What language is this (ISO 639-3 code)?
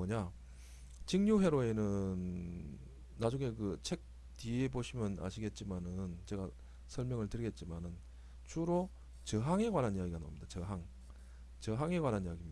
kor